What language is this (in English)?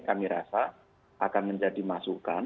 Indonesian